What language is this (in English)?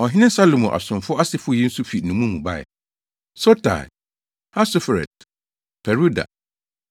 Akan